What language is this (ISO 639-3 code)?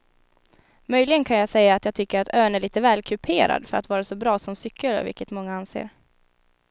swe